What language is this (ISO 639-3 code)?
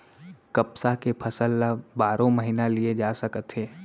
hne